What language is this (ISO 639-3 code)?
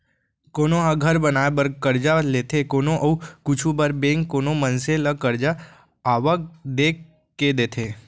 hne